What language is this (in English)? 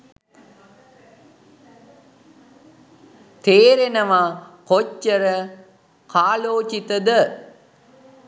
Sinhala